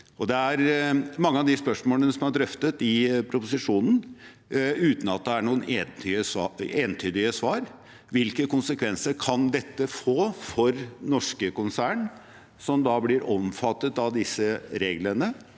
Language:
Norwegian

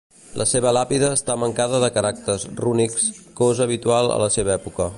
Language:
Catalan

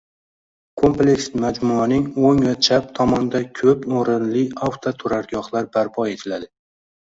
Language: Uzbek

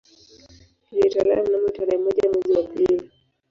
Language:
Swahili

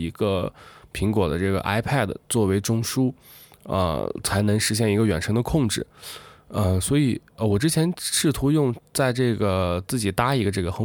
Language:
Chinese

